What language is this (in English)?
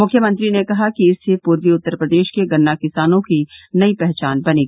Hindi